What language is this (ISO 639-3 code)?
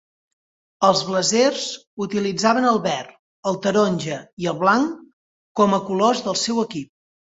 cat